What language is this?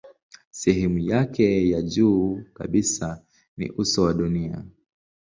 Swahili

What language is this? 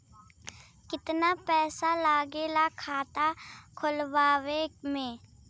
Bhojpuri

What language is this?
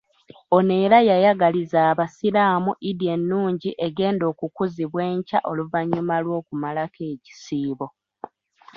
Ganda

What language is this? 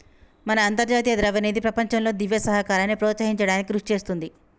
Telugu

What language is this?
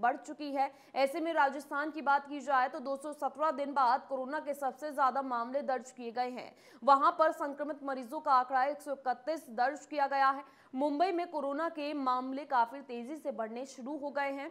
Hindi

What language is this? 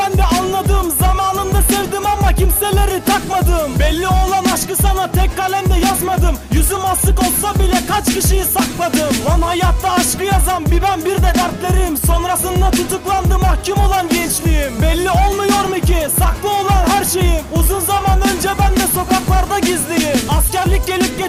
Dutch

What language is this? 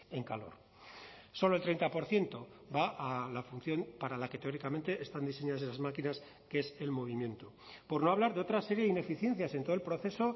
Spanish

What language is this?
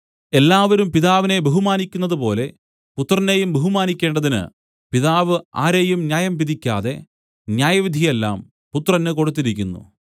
Malayalam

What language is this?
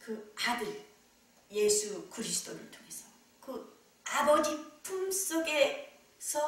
Korean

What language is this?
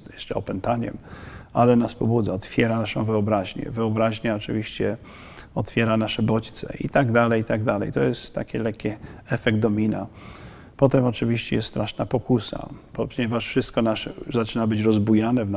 Polish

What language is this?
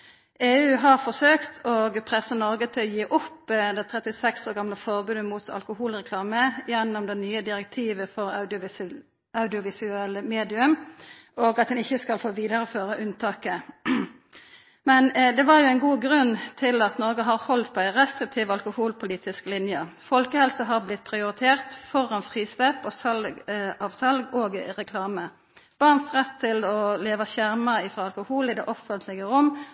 Norwegian Nynorsk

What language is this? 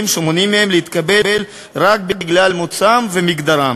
Hebrew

